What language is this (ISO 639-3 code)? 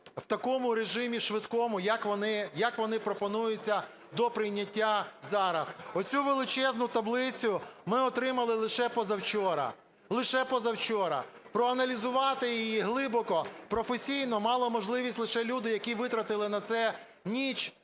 ukr